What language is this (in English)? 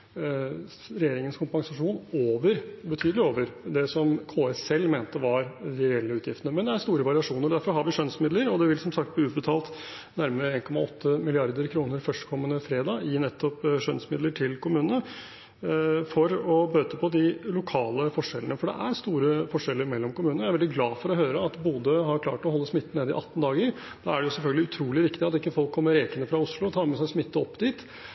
Norwegian Bokmål